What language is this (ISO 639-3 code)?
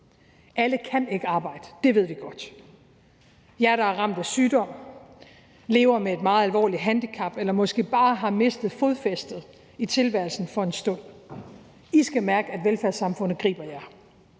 dan